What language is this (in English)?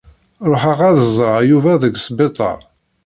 Kabyle